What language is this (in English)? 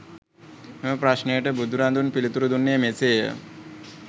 Sinhala